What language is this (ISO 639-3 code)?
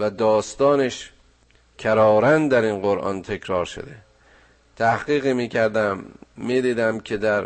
fas